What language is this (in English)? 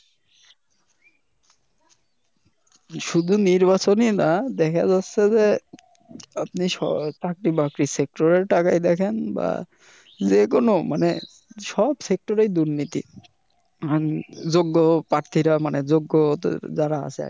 Bangla